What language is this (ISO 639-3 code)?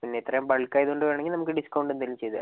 mal